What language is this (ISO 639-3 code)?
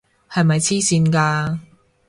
yue